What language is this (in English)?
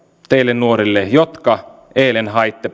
Finnish